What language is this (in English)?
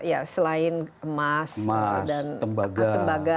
Indonesian